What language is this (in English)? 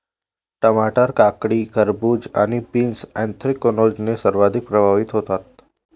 Marathi